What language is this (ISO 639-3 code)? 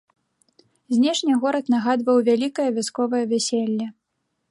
bel